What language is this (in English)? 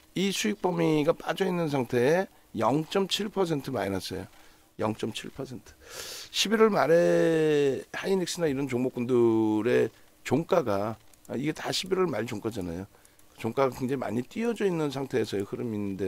Korean